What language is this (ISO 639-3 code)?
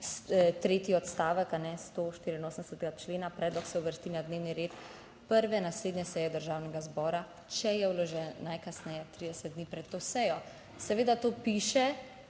slv